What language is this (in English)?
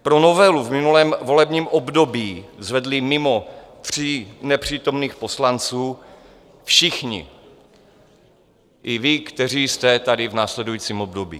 Czech